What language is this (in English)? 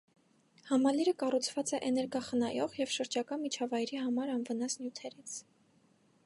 Armenian